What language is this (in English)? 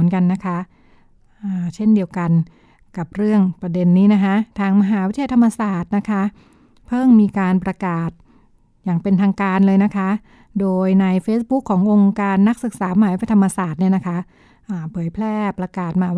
Thai